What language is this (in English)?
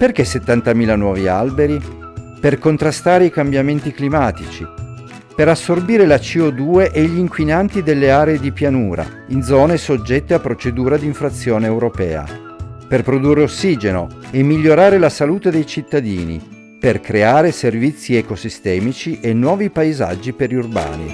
Italian